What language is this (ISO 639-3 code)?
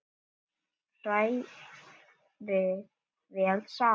isl